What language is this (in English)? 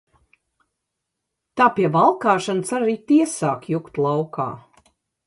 Latvian